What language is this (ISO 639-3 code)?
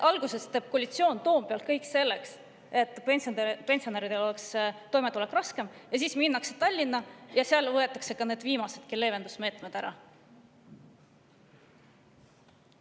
est